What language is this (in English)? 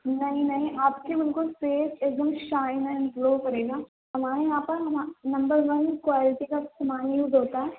Urdu